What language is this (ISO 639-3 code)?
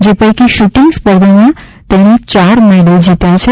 guj